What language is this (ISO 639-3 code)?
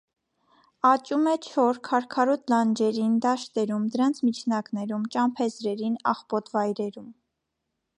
hye